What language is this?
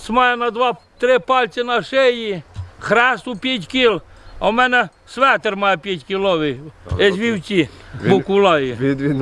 Ukrainian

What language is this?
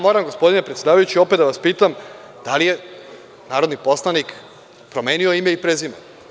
Serbian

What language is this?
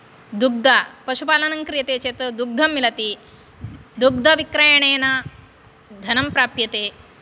Sanskrit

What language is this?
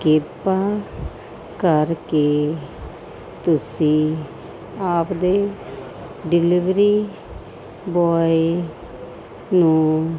Punjabi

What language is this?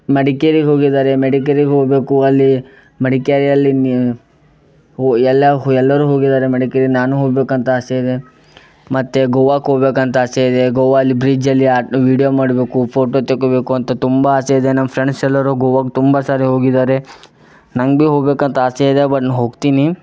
Kannada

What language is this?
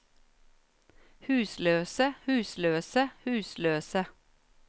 Norwegian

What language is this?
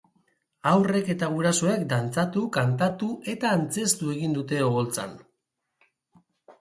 Basque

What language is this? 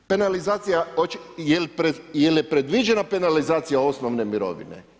Croatian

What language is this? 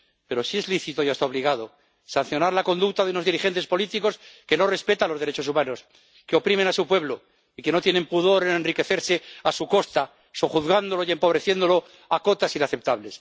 Spanish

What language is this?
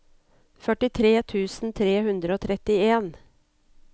Norwegian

